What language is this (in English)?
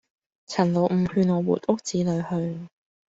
Cantonese